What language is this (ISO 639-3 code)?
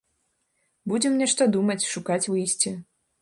bel